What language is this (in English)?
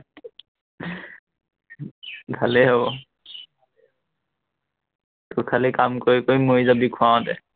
Assamese